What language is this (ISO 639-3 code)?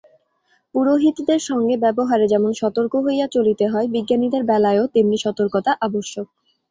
ben